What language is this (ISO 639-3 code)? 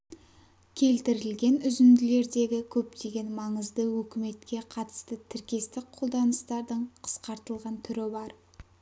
kaz